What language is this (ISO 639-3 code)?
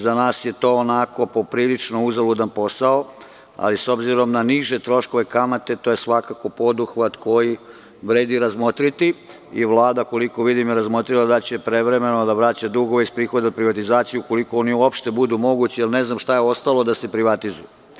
srp